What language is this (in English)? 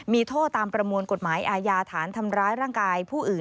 Thai